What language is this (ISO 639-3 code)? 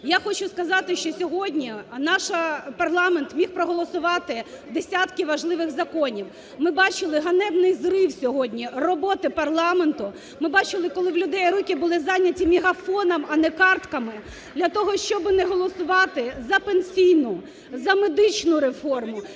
ukr